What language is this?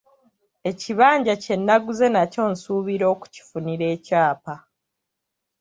Ganda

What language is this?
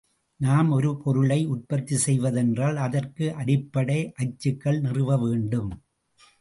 Tamil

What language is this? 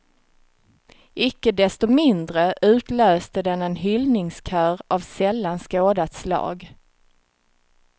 Swedish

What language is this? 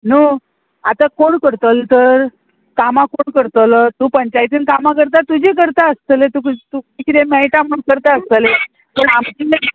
Konkani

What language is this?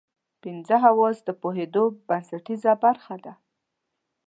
Pashto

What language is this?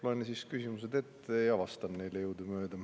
Estonian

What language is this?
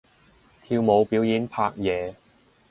Cantonese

